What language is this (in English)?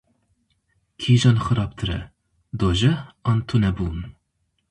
Kurdish